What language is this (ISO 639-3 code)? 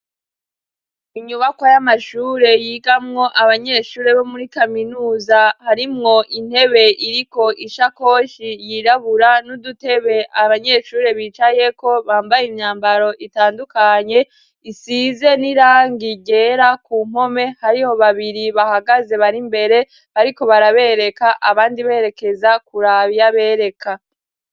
run